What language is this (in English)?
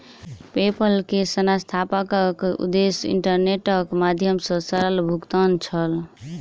Maithili